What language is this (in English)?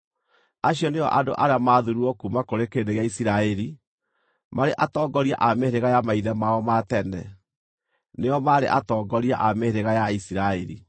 Kikuyu